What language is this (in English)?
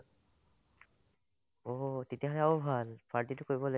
Assamese